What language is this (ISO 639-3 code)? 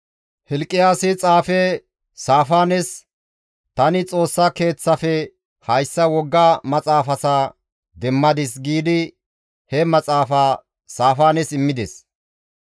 gmv